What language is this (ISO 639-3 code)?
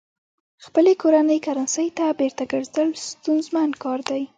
pus